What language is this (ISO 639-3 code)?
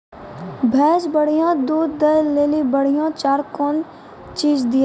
mai